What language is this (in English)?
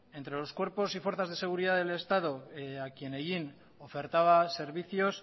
Spanish